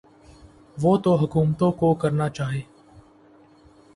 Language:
Urdu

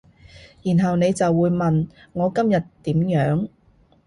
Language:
Cantonese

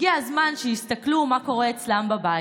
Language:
Hebrew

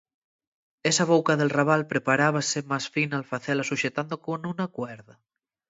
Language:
Asturian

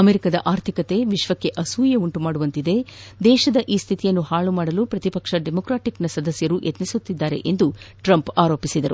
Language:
Kannada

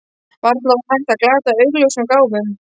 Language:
Icelandic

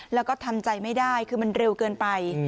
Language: Thai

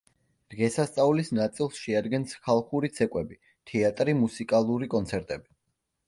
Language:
Georgian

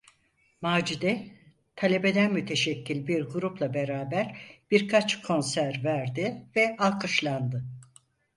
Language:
Turkish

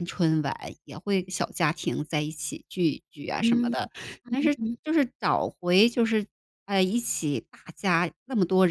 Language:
Chinese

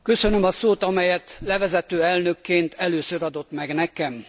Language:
Hungarian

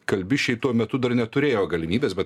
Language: Lithuanian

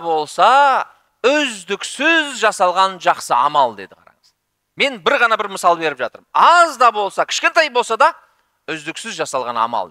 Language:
Turkish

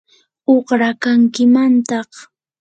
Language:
Yanahuanca Pasco Quechua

